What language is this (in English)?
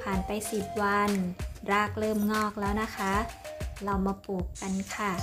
Thai